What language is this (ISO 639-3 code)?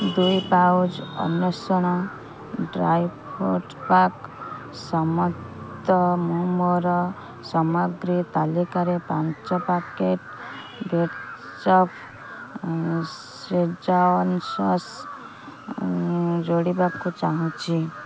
ori